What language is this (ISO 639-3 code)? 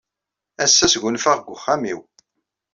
kab